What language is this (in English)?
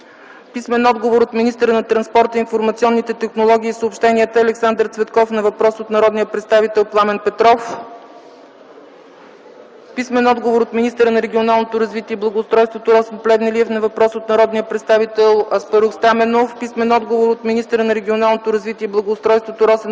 Bulgarian